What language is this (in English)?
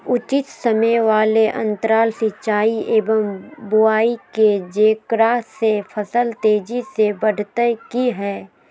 Magahi